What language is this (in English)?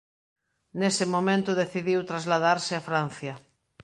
Galician